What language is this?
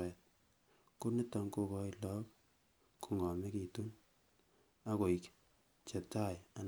Kalenjin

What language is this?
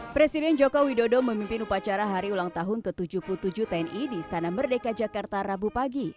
Indonesian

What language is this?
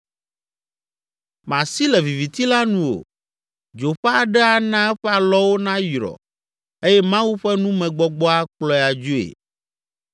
Ewe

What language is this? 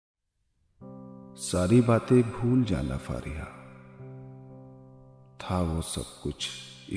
Hindi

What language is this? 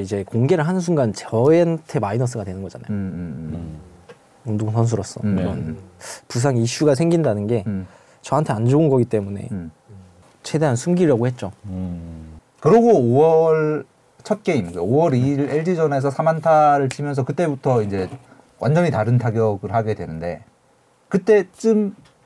Korean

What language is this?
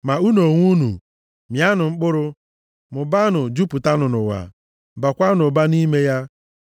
Igbo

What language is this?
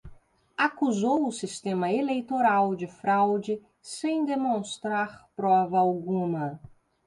Portuguese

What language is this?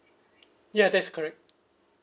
English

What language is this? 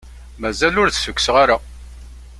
Kabyle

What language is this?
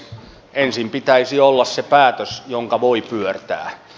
Finnish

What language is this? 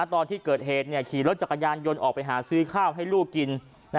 Thai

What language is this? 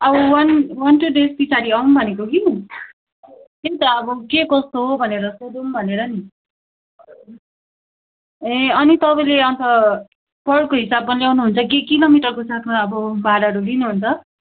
Nepali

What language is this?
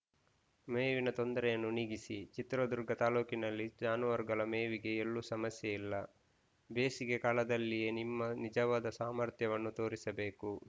Kannada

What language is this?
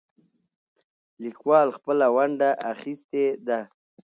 Pashto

